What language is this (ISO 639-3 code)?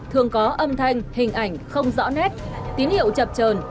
vie